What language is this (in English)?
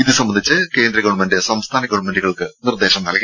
Malayalam